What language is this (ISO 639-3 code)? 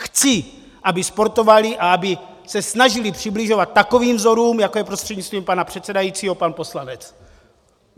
ces